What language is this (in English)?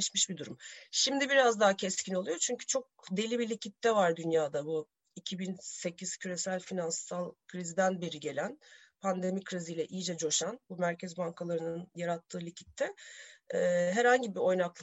Turkish